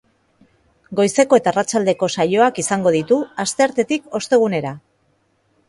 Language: Basque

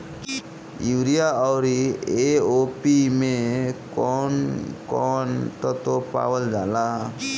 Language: Bhojpuri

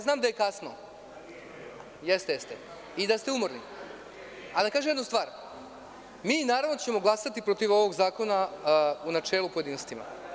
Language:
Serbian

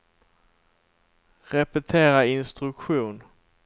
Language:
Swedish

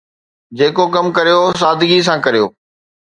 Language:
Sindhi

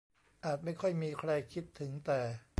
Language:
Thai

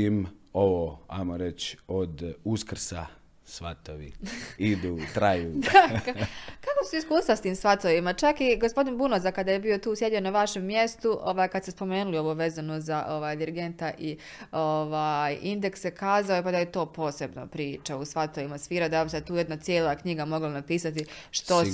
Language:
Croatian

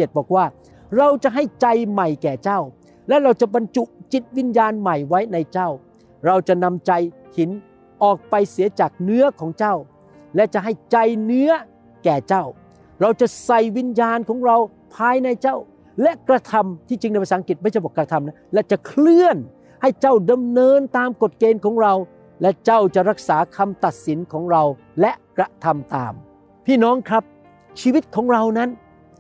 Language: Thai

